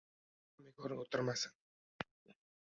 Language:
Uzbek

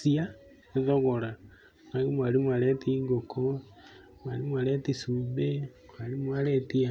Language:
Kikuyu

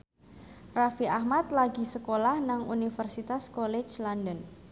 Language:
Javanese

